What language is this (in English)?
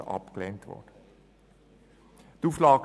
Swiss German